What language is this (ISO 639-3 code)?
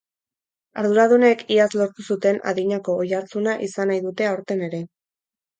eus